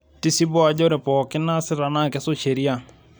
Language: Masai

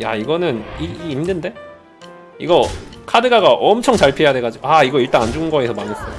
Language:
Korean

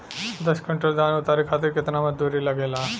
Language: Bhojpuri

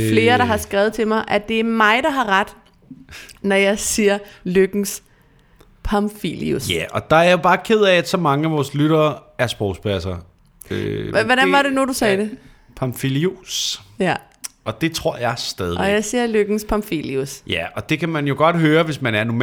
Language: Danish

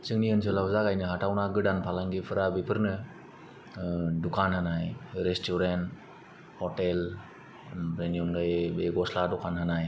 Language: Bodo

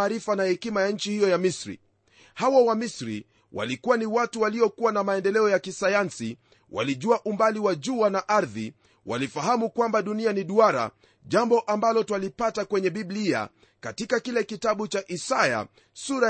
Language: Swahili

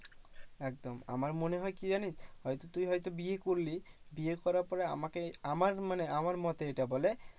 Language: Bangla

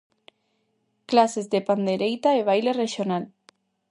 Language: Galician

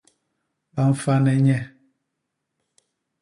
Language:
Basaa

